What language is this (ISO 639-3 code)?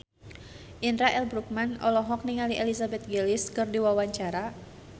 sun